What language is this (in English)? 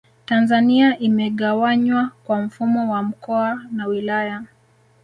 Swahili